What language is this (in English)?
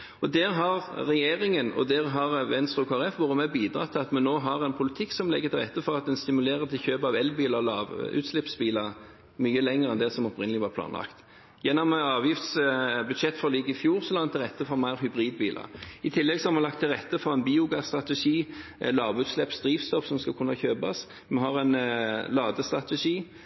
Norwegian Bokmål